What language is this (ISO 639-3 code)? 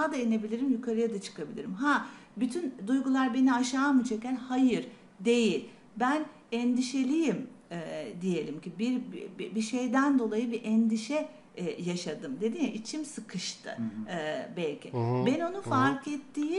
tur